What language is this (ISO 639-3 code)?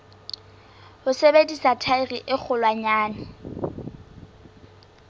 sot